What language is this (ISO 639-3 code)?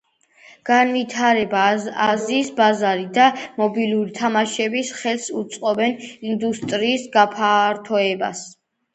kat